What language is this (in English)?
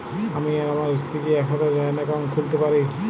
Bangla